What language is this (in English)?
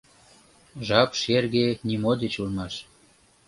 Mari